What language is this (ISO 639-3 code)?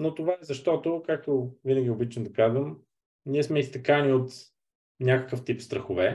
bul